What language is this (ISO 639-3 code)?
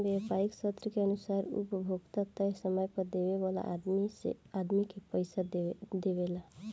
bho